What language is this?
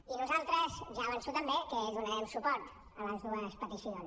Catalan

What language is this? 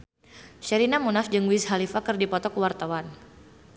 Sundanese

